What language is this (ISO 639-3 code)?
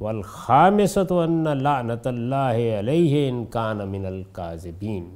urd